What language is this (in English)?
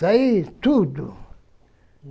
Portuguese